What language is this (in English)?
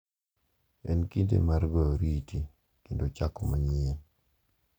Luo (Kenya and Tanzania)